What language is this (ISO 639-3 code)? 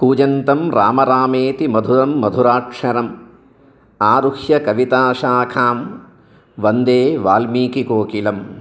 san